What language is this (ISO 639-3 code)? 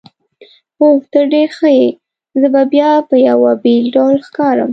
pus